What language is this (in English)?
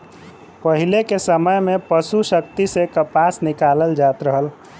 Bhojpuri